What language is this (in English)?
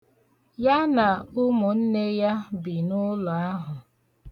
Igbo